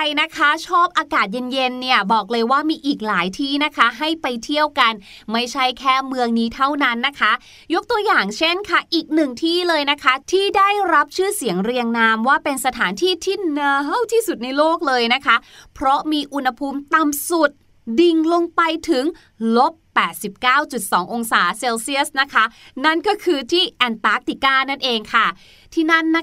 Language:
Thai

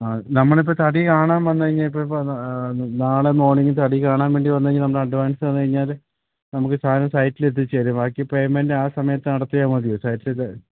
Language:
Malayalam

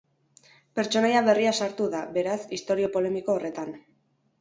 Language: Basque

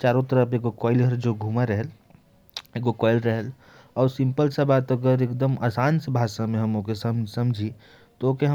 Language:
Korwa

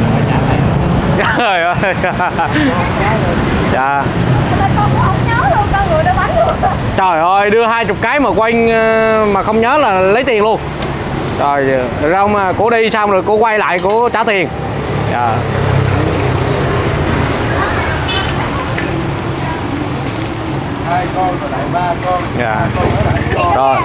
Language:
Vietnamese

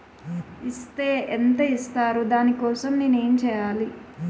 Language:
Telugu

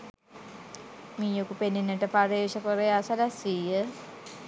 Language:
Sinhala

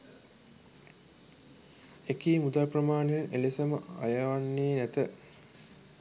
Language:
Sinhala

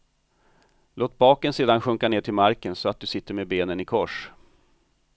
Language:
Swedish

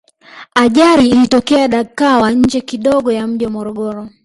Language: Swahili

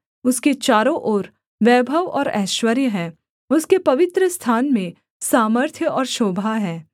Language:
Hindi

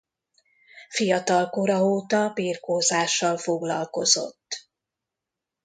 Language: Hungarian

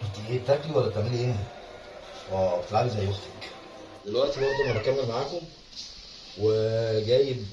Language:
Arabic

